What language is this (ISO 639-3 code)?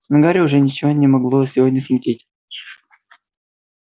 rus